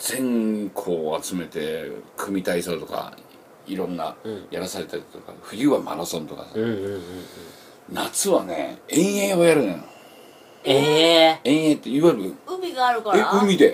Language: Japanese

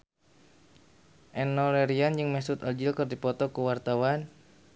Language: Sundanese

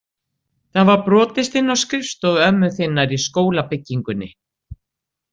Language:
Icelandic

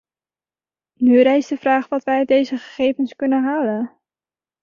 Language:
Dutch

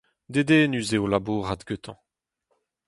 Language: Breton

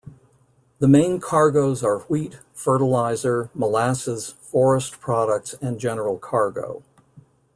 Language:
English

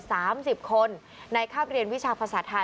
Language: Thai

